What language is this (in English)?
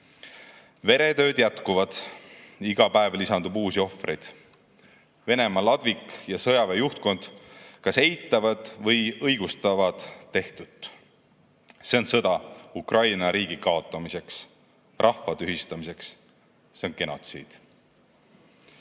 Estonian